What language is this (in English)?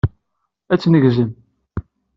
Kabyle